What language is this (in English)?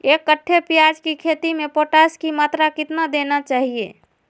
Magahi